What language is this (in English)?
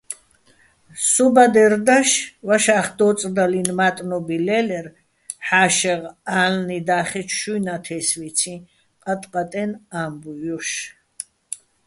Bats